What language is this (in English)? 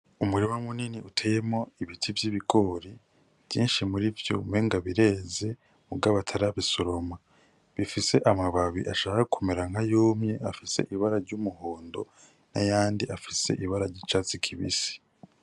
Rundi